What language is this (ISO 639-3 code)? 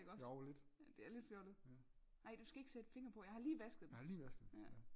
dan